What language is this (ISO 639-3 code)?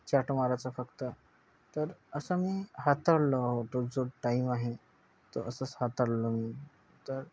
mar